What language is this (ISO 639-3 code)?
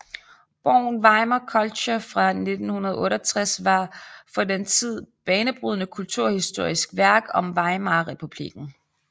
dan